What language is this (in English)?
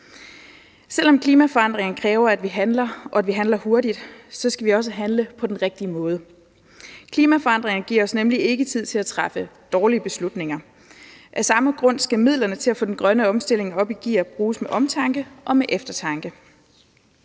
Danish